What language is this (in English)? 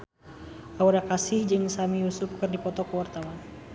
Sundanese